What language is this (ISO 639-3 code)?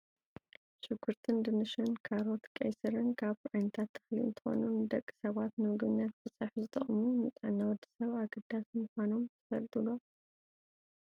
tir